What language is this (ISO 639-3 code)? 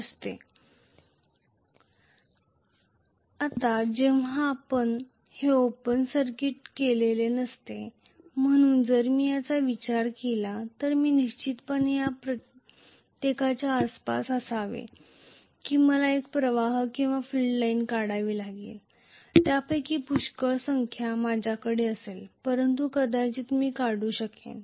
mar